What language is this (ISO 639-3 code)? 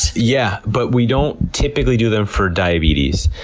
eng